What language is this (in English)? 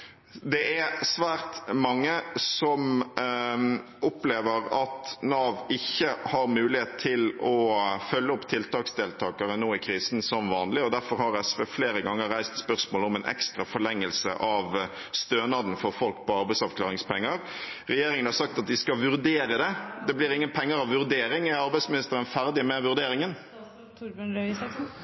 Norwegian Bokmål